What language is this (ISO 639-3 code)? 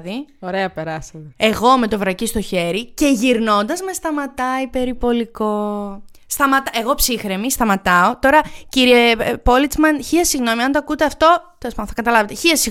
ell